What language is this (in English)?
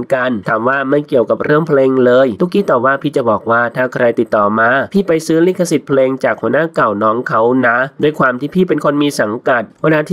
Thai